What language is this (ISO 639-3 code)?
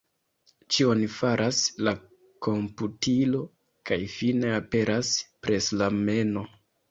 epo